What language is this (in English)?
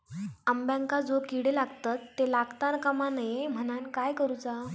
Marathi